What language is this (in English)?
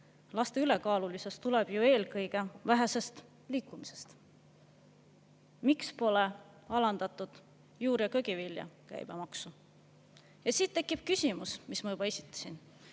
Estonian